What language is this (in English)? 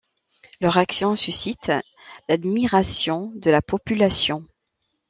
French